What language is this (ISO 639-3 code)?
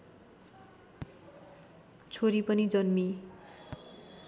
nep